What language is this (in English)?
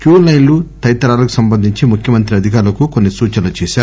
Telugu